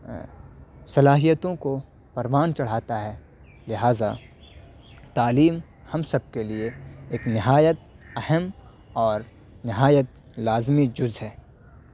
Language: Urdu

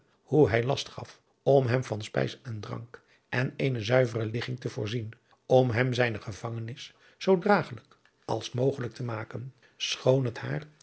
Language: Dutch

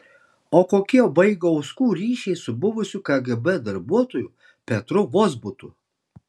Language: Lithuanian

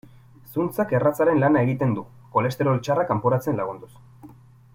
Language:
Basque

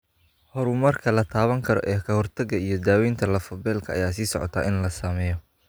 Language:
Somali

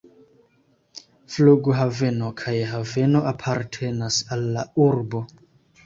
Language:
Esperanto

